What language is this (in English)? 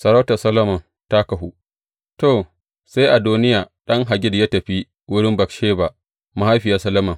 Hausa